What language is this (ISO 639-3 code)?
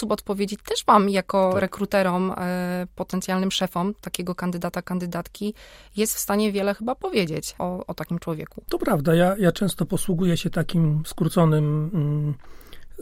pol